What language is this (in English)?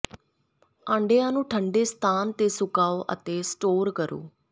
Punjabi